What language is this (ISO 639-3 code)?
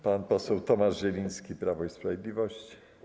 pol